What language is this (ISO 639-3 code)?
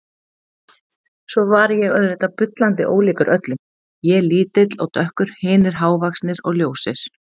isl